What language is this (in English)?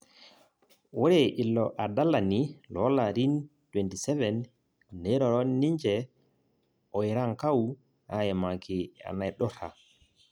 Masai